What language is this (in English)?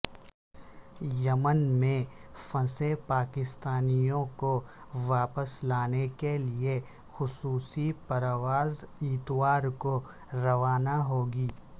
Urdu